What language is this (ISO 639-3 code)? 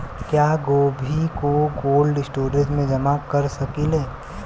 bho